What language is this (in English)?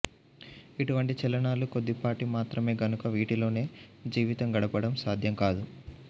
Telugu